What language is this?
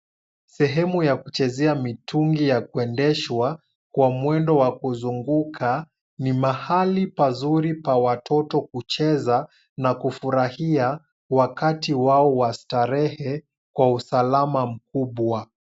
Swahili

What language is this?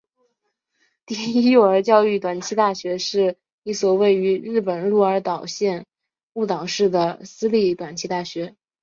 Chinese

